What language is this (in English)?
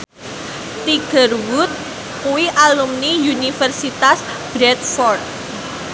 Javanese